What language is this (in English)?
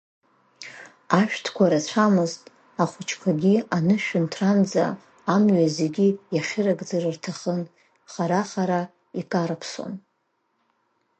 Abkhazian